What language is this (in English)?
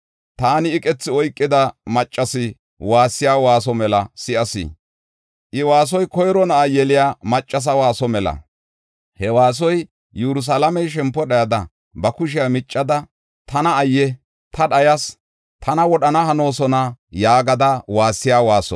Gofa